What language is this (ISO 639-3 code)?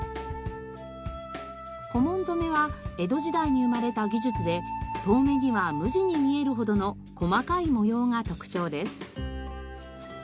jpn